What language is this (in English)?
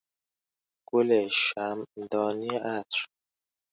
Persian